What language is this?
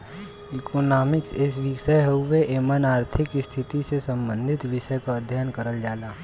Bhojpuri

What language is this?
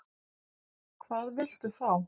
Icelandic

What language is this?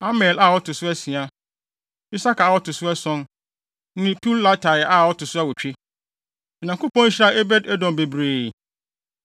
Akan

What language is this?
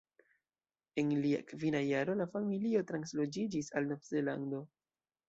Esperanto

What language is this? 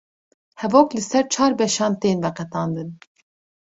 Kurdish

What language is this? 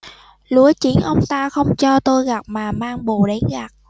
Vietnamese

